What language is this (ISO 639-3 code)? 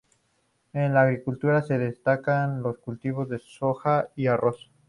spa